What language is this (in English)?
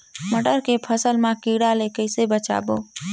Chhattisgarhi